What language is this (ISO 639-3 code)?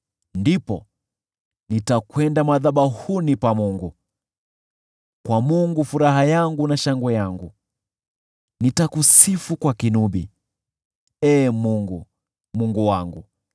swa